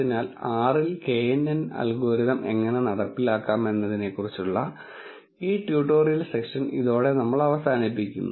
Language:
Malayalam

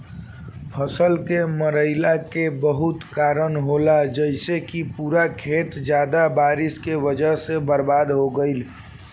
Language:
Bhojpuri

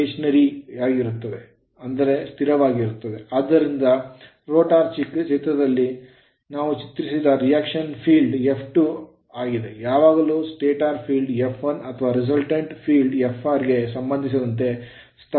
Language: Kannada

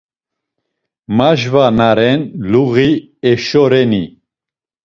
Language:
Laz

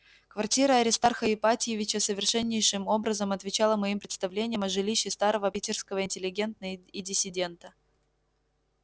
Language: Russian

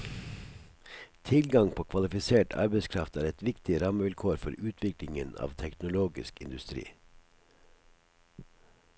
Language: Norwegian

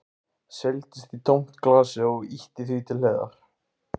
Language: Icelandic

